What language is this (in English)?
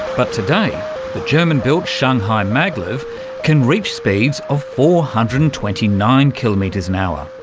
English